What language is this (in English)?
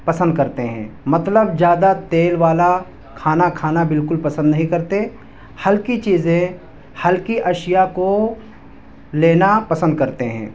Urdu